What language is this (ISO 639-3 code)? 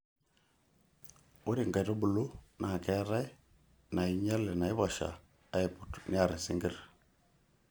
mas